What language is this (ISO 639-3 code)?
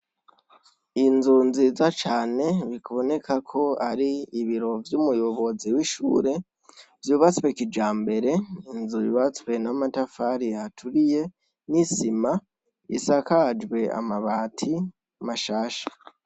run